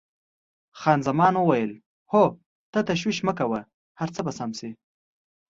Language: Pashto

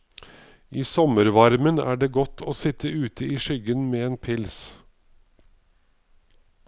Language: Norwegian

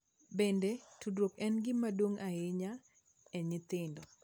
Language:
Luo (Kenya and Tanzania)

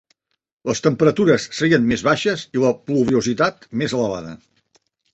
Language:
Catalan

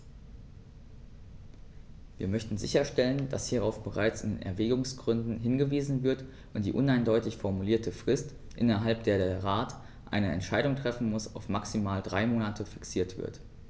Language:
German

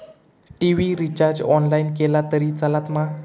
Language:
Marathi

